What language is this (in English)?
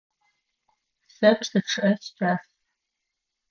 Adyghe